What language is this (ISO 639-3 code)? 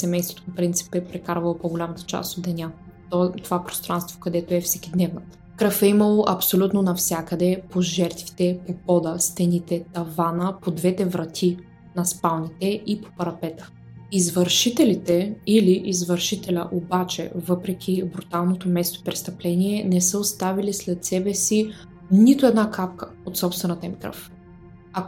bul